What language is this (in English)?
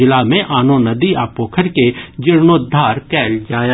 Maithili